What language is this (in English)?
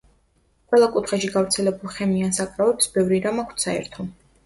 Georgian